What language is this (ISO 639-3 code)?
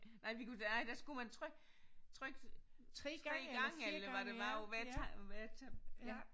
dan